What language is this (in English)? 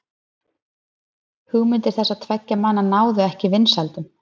Icelandic